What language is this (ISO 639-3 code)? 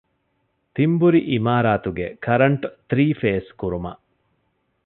div